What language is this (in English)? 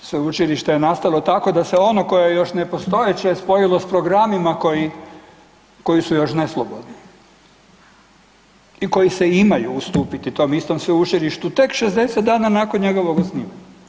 Croatian